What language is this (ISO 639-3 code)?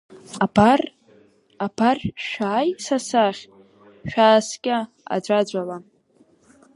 abk